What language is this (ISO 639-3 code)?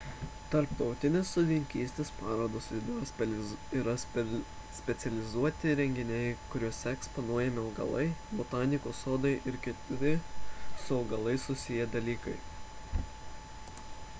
lit